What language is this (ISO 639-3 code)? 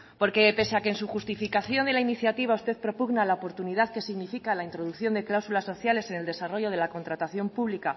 spa